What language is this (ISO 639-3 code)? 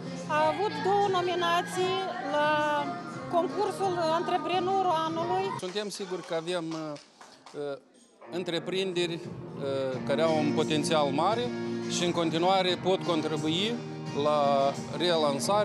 ron